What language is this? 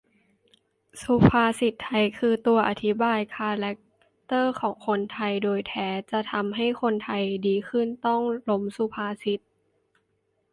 Thai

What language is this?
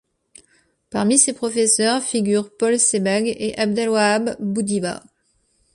French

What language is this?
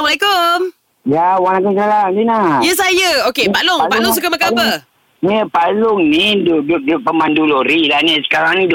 Malay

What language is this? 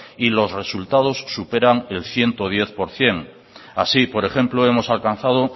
Spanish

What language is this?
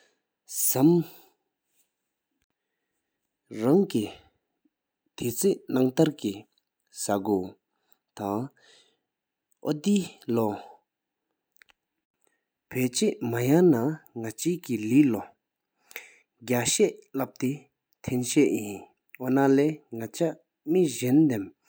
Sikkimese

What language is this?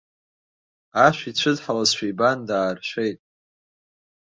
Abkhazian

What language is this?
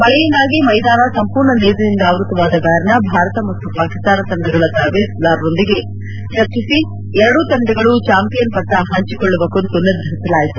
Kannada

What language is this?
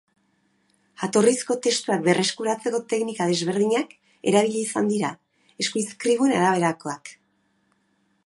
Basque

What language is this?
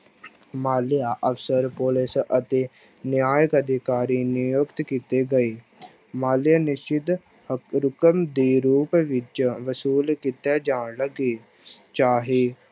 Punjabi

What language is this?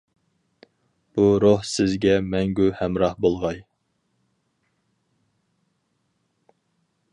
Uyghur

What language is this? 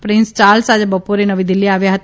Gujarati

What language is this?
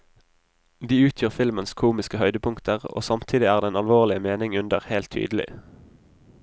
Norwegian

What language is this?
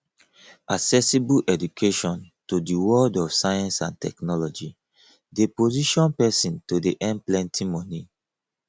Nigerian Pidgin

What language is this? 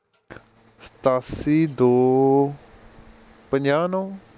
Punjabi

